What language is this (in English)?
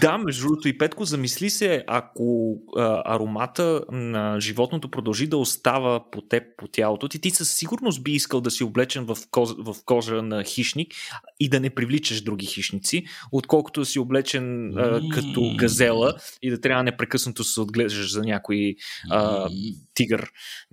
Bulgarian